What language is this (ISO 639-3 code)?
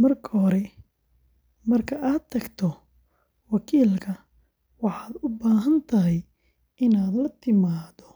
som